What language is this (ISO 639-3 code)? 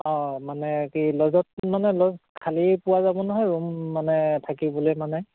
asm